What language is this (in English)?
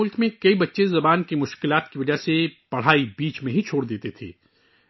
Urdu